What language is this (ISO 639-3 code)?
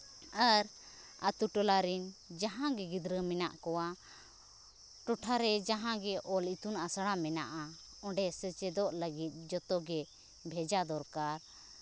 sat